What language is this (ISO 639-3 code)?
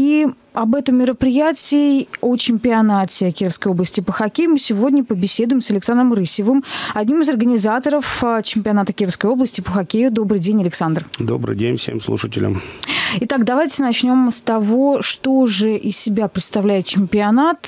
rus